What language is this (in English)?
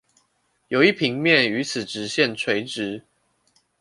Chinese